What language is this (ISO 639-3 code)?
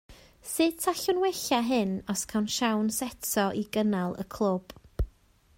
cym